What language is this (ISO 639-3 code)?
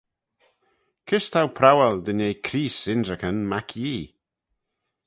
glv